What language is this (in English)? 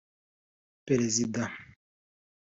Kinyarwanda